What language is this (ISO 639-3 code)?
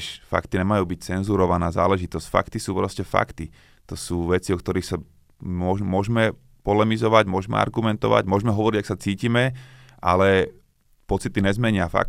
slk